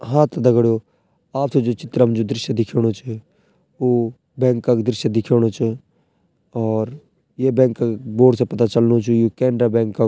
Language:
Garhwali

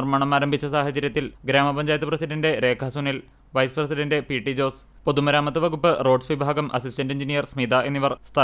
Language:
Malayalam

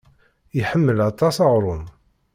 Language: Kabyle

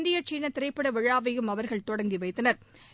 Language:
Tamil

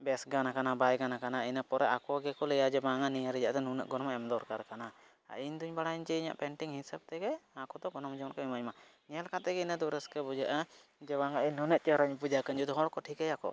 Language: Santali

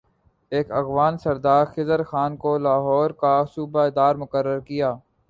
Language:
Urdu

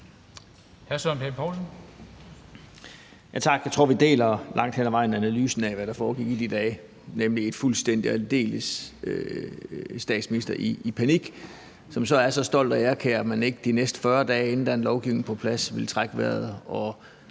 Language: Danish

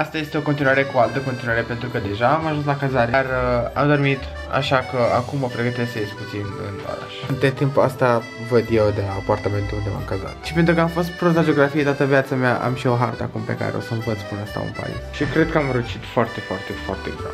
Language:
Romanian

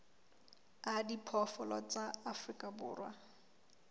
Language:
Southern Sotho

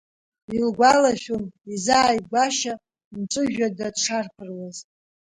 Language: Abkhazian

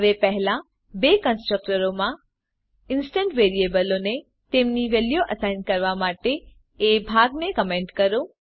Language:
Gujarati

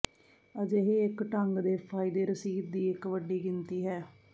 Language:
Punjabi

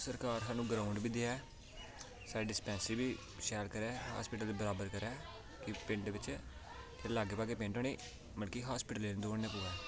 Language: Dogri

